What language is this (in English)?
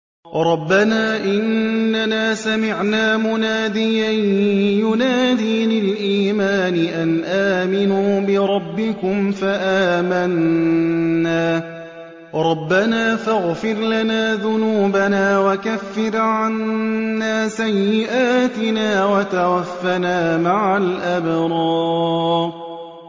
Arabic